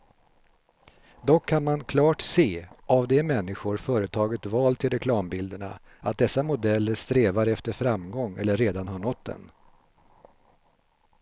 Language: Swedish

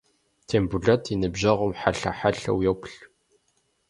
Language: Kabardian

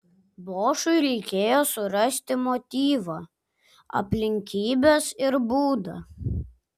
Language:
Lithuanian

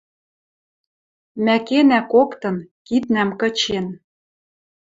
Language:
Western Mari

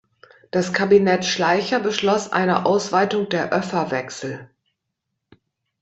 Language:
German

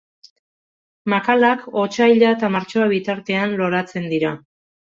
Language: Basque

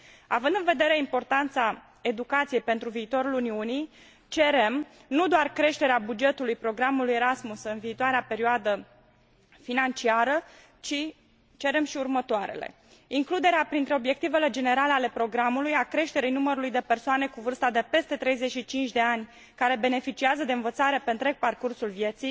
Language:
Romanian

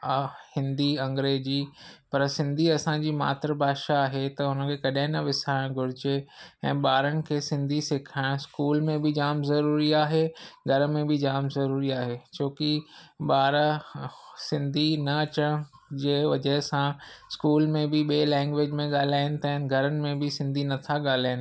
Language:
Sindhi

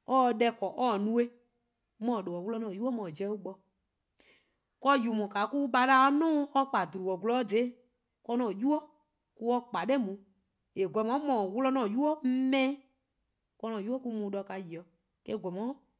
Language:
Eastern Krahn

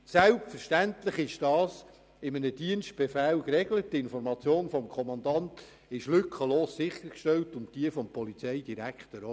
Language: Swiss German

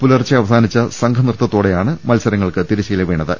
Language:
Malayalam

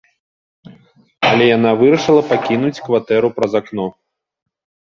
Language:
Belarusian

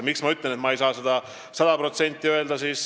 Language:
Estonian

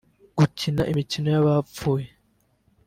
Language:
Kinyarwanda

